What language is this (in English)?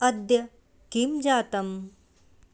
Sanskrit